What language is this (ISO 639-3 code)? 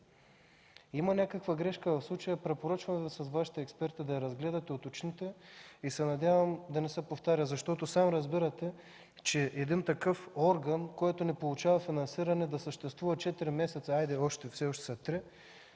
bul